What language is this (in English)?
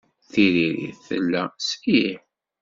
Kabyle